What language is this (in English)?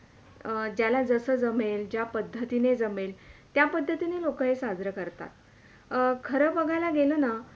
Marathi